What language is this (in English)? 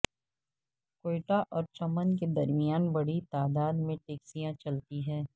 Urdu